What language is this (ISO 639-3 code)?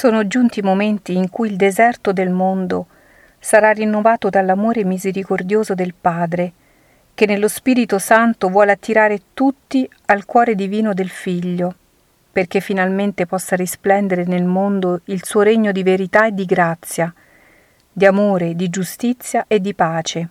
ita